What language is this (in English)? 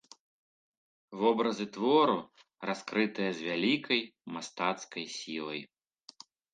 Belarusian